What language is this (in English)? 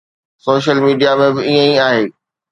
Sindhi